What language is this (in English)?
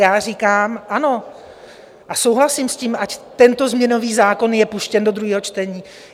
Czech